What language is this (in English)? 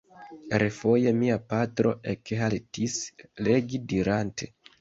Esperanto